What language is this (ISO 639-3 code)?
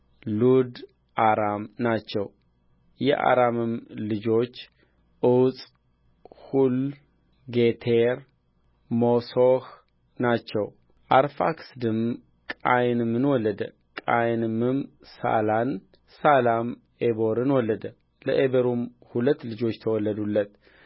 amh